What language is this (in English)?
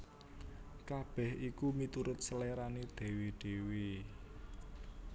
Javanese